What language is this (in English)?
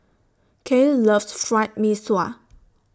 English